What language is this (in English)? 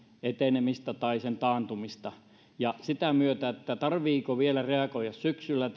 Finnish